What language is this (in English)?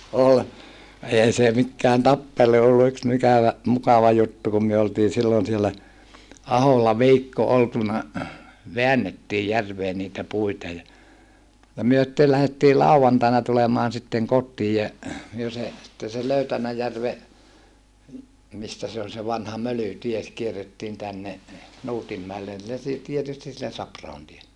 Finnish